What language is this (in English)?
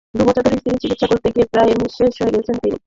Bangla